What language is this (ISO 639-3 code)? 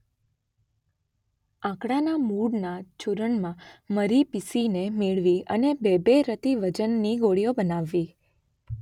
guj